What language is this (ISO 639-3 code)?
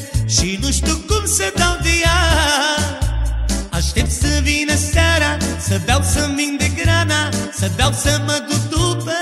bul